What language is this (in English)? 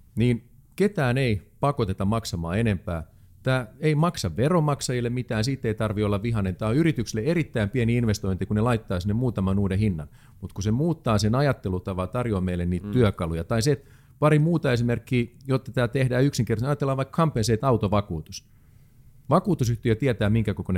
Finnish